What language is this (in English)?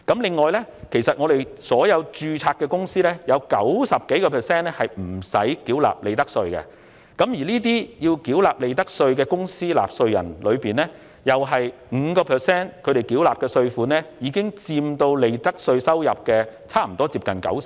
Cantonese